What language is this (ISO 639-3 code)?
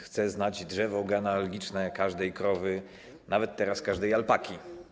pol